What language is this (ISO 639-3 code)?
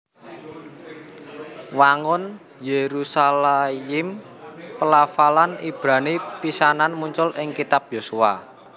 jav